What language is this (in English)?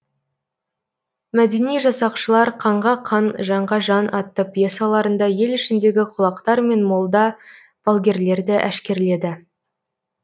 Kazakh